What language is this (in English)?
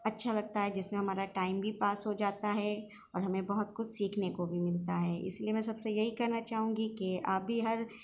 Urdu